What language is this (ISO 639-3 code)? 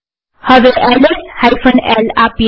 guj